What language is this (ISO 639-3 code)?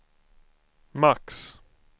swe